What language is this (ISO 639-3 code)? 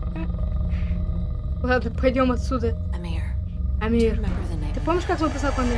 rus